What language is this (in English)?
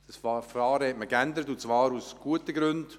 Swiss German